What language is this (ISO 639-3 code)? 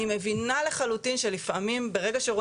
heb